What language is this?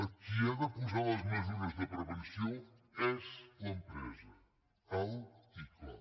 Catalan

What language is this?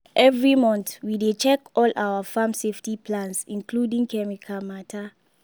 Nigerian Pidgin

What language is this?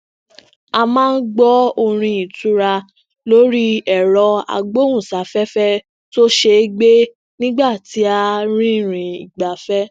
Yoruba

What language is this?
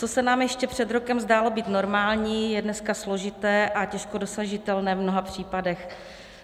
Czech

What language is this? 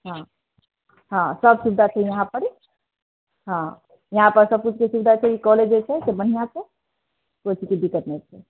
Maithili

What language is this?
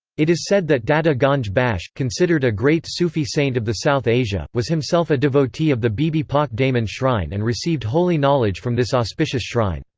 English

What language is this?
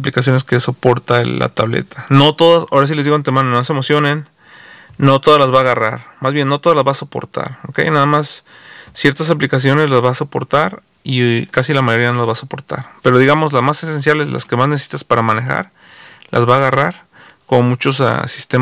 Spanish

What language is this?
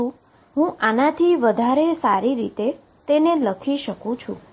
Gujarati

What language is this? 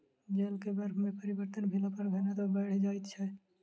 Maithili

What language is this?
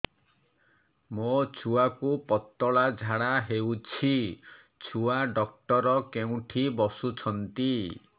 Odia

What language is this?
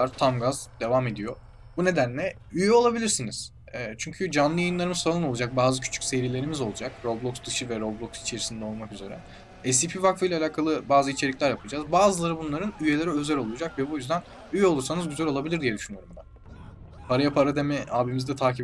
Turkish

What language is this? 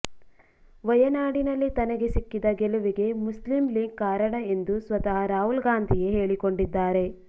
Kannada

